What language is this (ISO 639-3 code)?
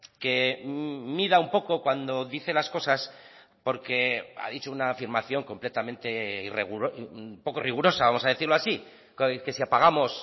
spa